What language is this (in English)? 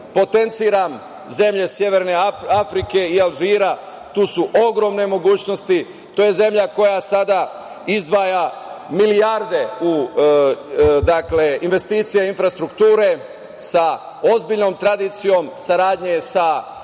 Serbian